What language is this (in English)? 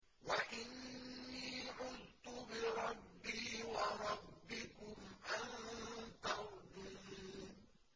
Arabic